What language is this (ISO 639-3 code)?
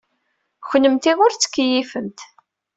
kab